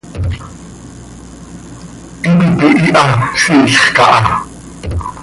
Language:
Seri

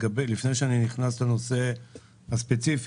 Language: Hebrew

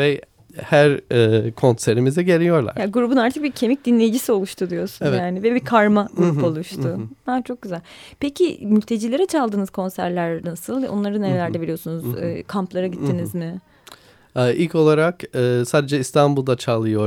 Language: Turkish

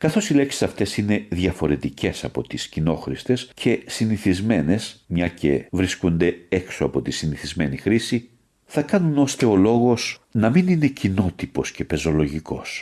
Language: Greek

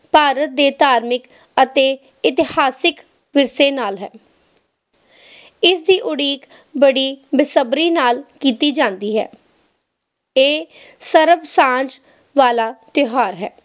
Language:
Punjabi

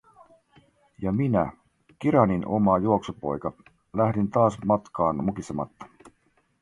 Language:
Finnish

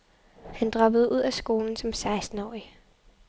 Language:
Danish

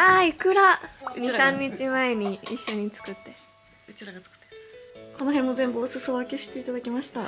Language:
Japanese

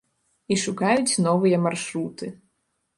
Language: Belarusian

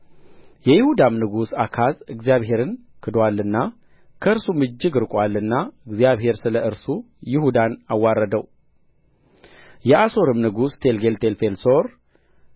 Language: Amharic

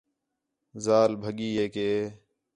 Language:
Khetrani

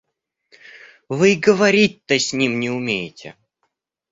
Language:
Russian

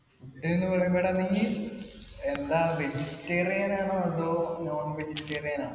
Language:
Malayalam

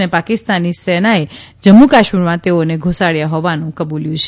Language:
Gujarati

